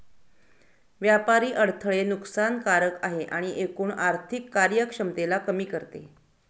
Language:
Marathi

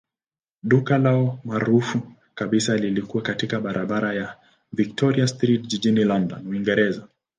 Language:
Swahili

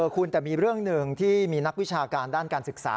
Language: Thai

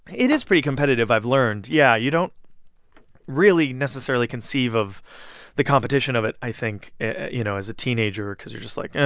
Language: English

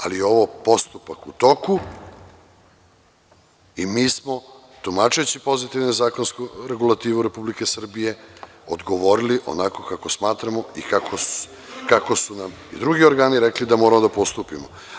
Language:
Serbian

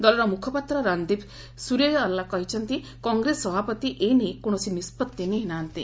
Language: Odia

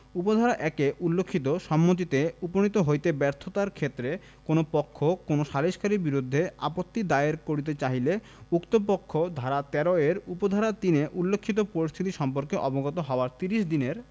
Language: Bangla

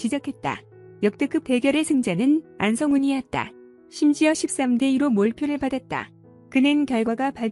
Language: Korean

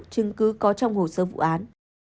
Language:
Vietnamese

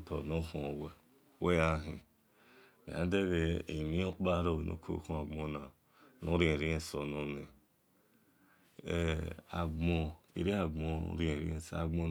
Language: Esan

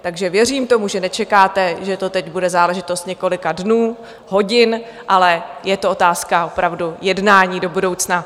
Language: Czech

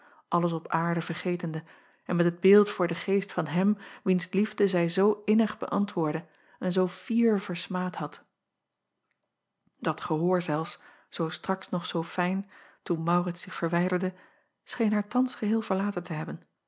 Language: Dutch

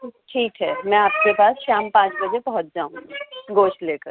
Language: Urdu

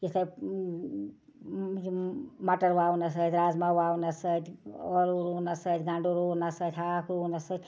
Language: Kashmiri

